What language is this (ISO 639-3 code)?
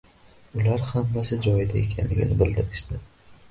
uzb